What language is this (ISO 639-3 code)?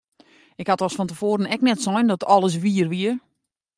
fry